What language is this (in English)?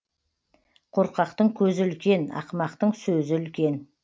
Kazakh